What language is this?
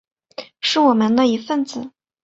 Chinese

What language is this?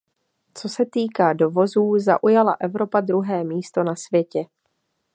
Czech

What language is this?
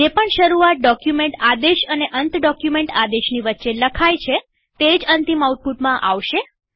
Gujarati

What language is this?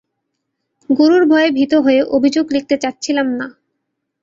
Bangla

